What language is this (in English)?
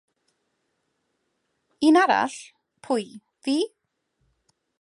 Welsh